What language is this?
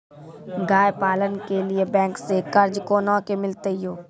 Maithili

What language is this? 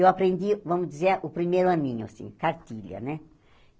Portuguese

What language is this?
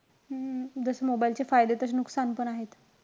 Marathi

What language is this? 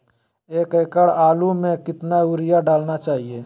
Magahi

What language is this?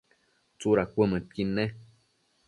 Matsés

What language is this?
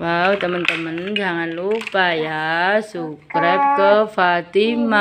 Indonesian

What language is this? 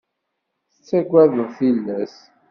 Kabyle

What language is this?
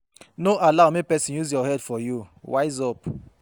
Nigerian Pidgin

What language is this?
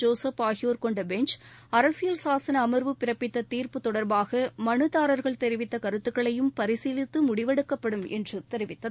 Tamil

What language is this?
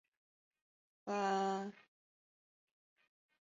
Chinese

